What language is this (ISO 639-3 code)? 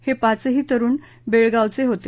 mar